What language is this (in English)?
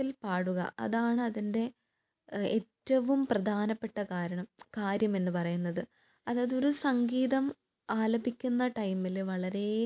Malayalam